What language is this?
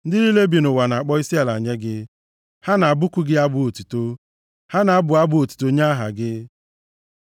Igbo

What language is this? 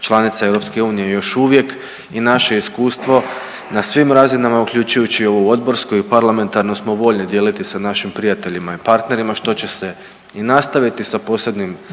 Croatian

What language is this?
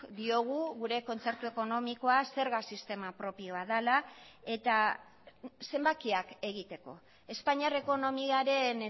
Basque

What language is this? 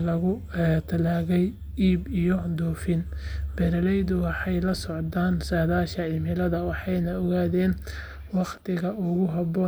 Somali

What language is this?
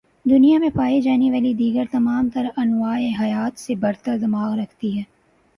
Urdu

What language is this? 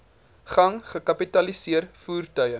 Afrikaans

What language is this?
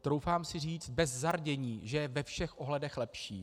Czech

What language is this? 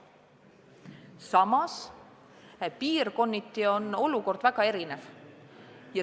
Estonian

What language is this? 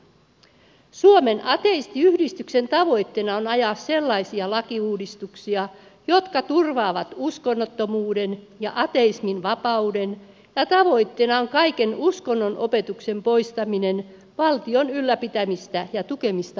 Finnish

